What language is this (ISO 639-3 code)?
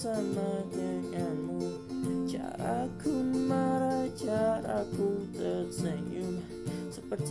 ind